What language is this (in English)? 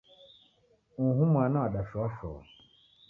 Taita